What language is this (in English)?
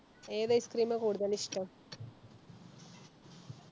Malayalam